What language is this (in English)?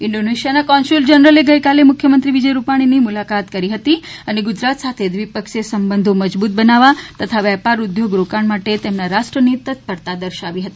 Gujarati